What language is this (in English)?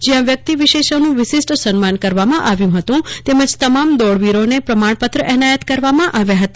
Gujarati